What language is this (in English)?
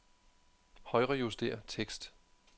Danish